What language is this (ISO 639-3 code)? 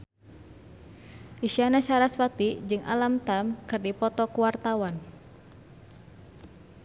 sun